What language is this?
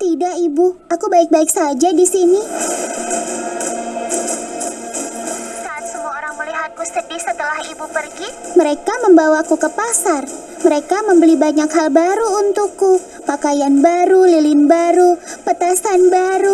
Indonesian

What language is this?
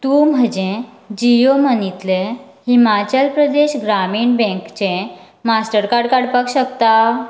Konkani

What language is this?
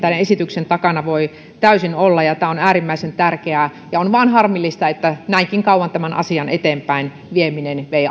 Finnish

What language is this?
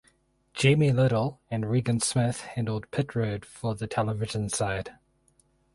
English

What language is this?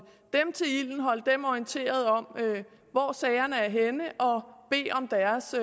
Danish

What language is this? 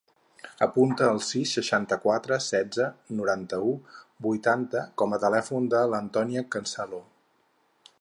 Catalan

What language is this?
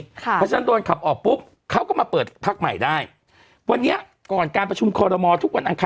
Thai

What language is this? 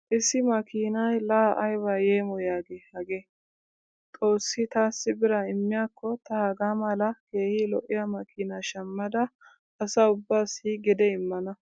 Wolaytta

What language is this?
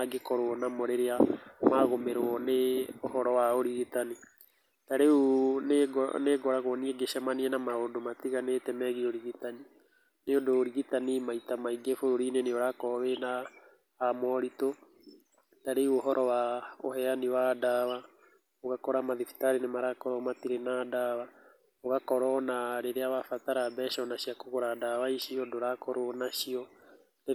Kikuyu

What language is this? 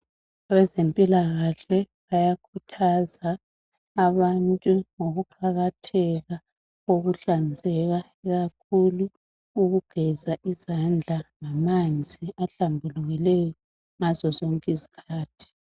North Ndebele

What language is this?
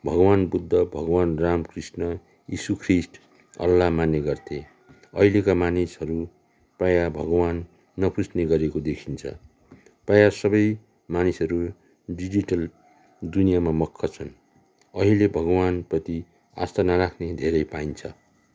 Nepali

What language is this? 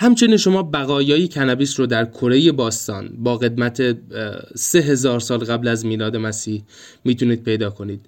Persian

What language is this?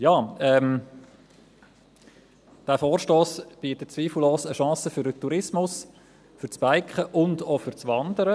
Swiss German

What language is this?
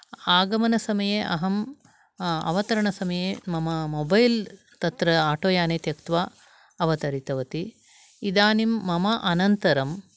Sanskrit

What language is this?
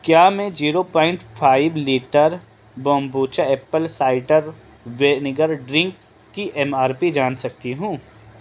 Urdu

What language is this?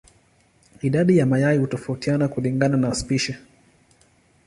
Swahili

